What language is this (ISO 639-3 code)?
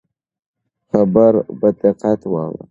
pus